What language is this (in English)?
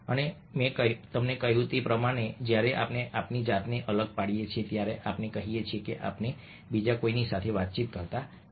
Gujarati